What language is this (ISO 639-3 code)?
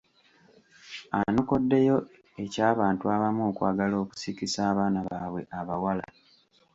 lug